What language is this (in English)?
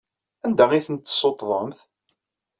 Kabyle